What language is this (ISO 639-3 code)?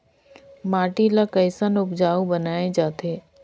hne